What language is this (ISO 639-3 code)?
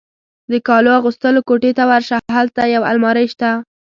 pus